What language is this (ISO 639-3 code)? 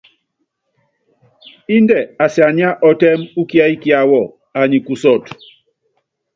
yav